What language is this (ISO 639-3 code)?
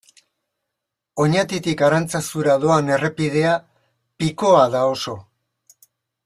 eus